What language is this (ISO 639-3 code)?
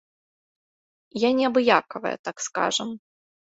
bel